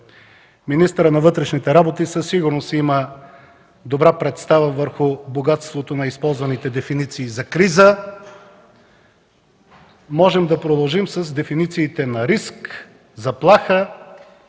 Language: Bulgarian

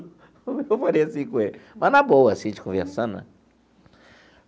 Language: Portuguese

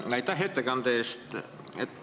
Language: Estonian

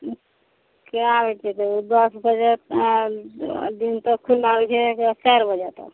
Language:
Maithili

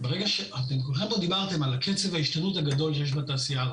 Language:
Hebrew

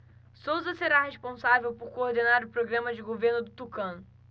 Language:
Portuguese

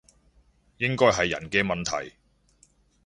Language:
Cantonese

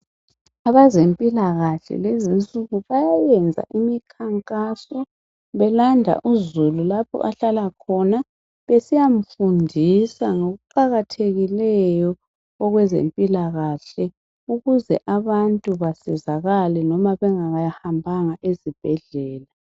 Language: North Ndebele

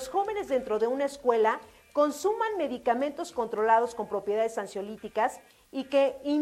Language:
Spanish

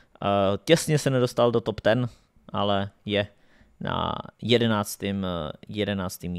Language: Czech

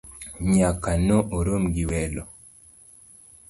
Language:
Luo (Kenya and Tanzania)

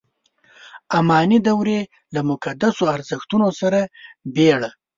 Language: Pashto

